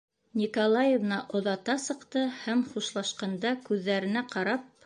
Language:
Bashkir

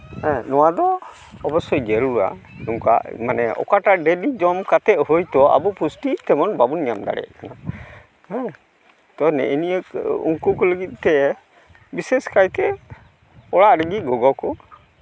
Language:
Santali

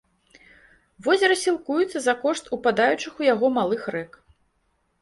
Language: Belarusian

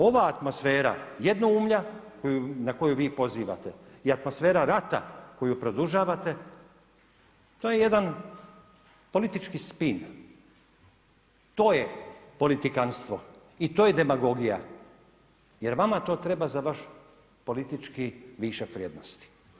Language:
Croatian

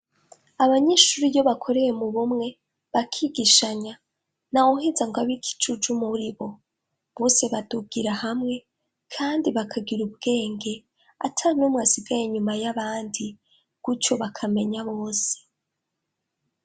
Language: Rundi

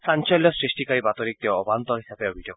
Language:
Assamese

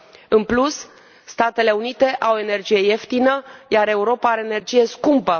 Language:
Romanian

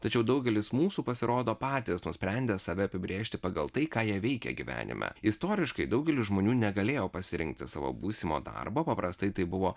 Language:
Lithuanian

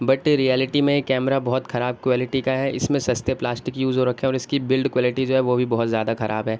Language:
Urdu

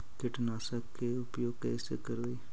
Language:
Magahi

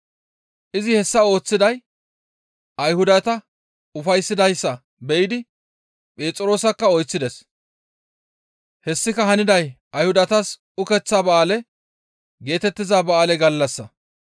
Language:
Gamo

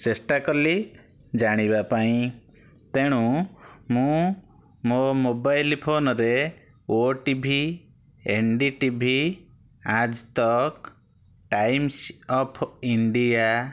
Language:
Odia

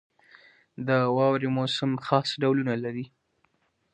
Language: Pashto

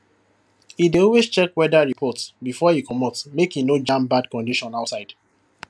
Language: Nigerian Pidgin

